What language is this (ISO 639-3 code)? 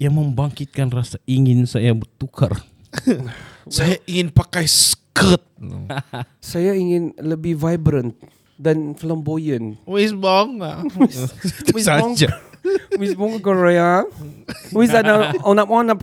msa